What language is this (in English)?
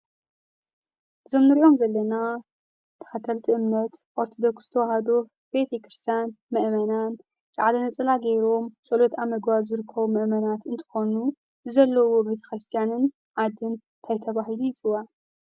Tigrinya